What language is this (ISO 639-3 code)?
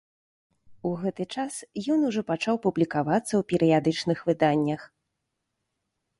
bel